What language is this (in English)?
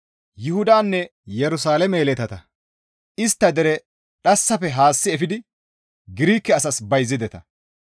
Gamo